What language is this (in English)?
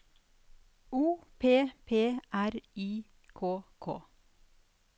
Norwegian